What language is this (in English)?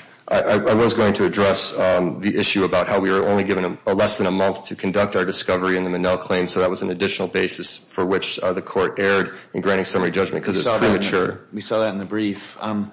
English